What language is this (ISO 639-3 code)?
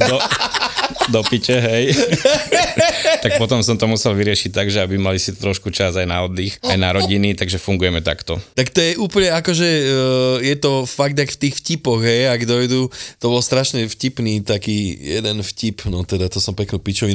slk